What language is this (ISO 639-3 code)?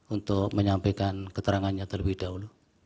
ind